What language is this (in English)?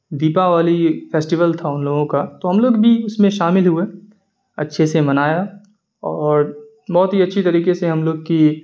Urdu